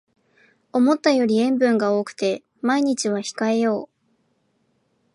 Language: Japanese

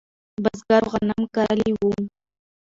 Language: Pashto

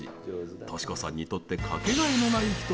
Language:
Japanese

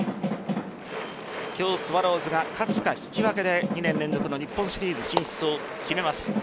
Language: Japanese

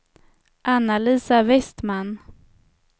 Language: Swedish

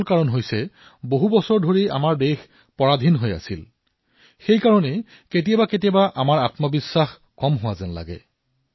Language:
Assamese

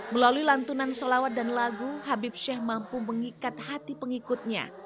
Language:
Indonesian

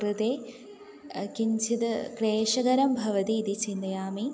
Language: Sanskrit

